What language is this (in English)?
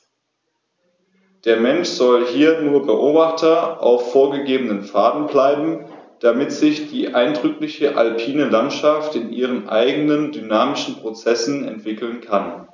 German